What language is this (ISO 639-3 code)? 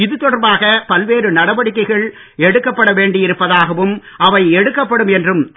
tam